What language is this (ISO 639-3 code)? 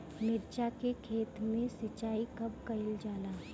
bho